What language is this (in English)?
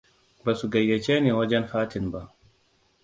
Hausa